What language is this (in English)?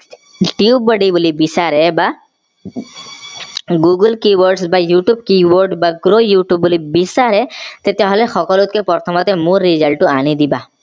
Assamese